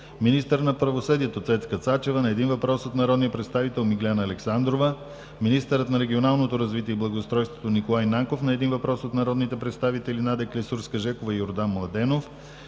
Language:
Bulgarian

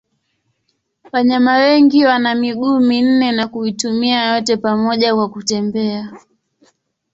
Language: Swahili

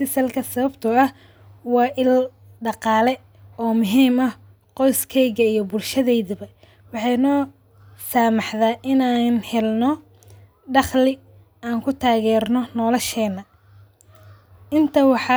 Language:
Somali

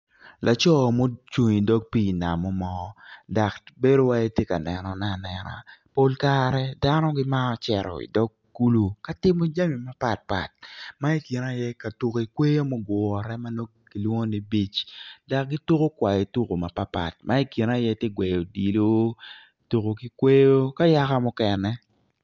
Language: Acoli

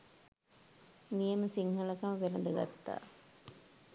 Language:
Sinhala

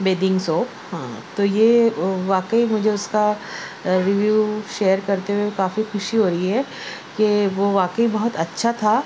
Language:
Urdu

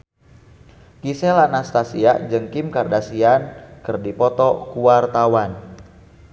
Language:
Sundanese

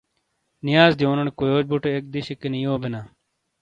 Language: Shina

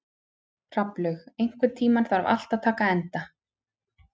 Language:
Icelandic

